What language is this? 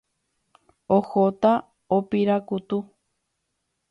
Guarani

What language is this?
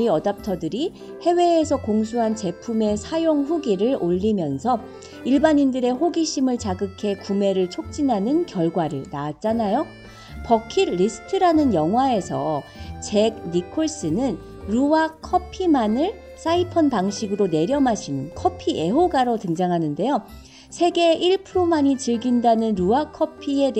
Korean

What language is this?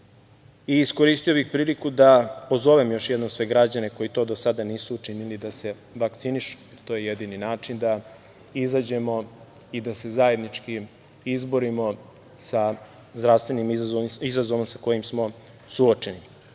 Serbian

